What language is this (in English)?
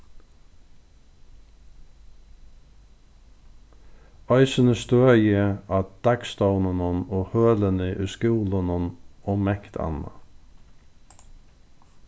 Faroese